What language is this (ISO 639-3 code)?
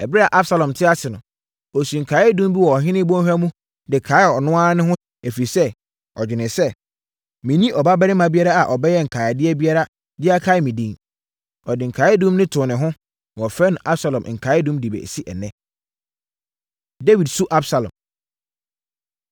aka